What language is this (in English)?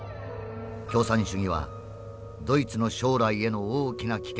Japanese